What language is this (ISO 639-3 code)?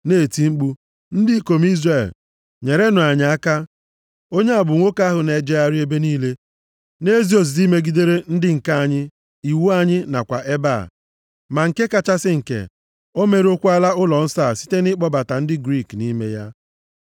ibo